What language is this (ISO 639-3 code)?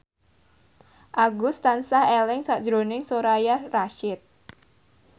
jav